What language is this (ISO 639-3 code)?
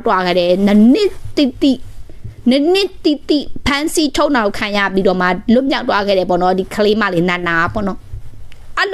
tha